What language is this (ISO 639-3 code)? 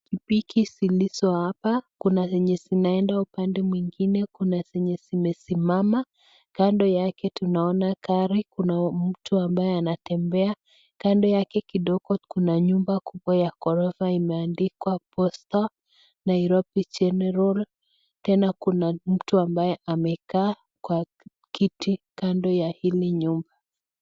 swa